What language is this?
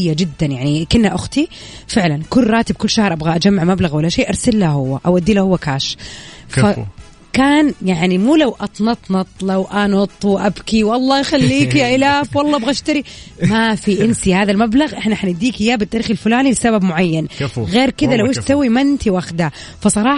Arabic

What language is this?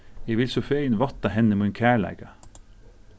Faroese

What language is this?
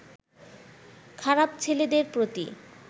Bangla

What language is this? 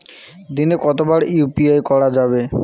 Bangla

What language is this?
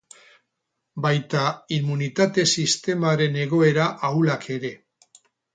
Basque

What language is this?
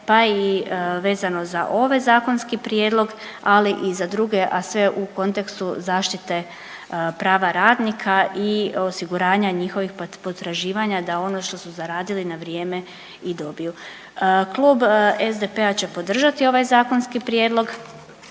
Croatian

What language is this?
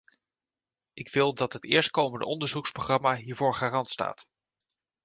Dutch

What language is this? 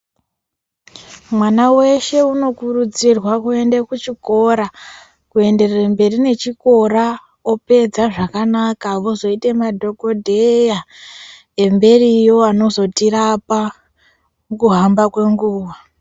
Ndau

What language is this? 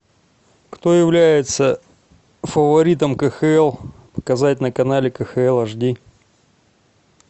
Russian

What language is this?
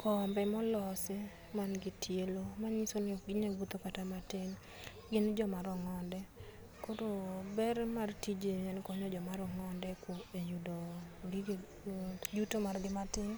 Luo (Kenya and Tanzania)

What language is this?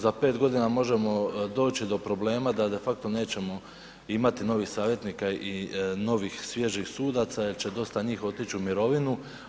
Croatian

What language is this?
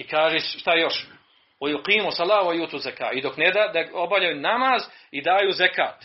Croatian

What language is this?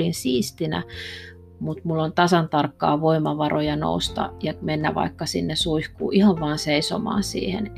Finnish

